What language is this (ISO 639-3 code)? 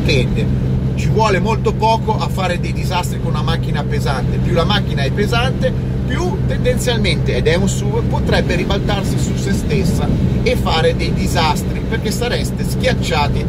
ita